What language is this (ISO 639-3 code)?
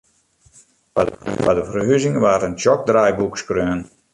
fry